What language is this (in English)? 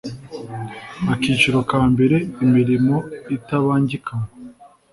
Kinyarwanda